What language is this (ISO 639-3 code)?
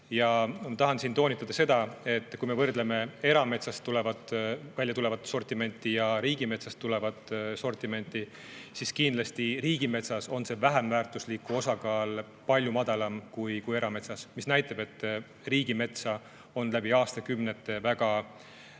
est